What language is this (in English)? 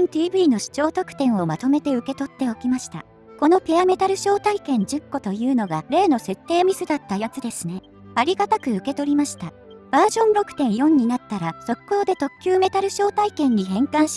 Japanese